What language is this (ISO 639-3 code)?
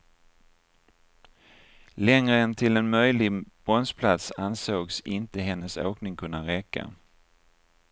swe